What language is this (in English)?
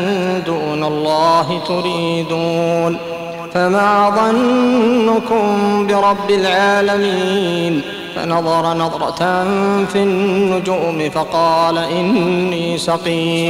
Arabic